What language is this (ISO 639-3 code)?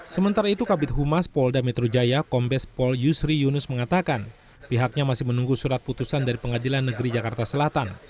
ind